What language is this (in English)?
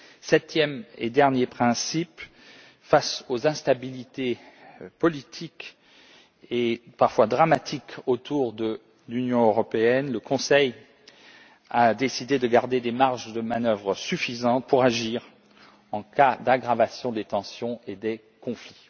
French